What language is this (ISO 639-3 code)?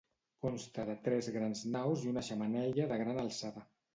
cat